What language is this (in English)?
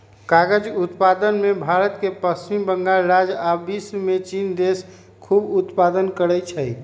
Magahi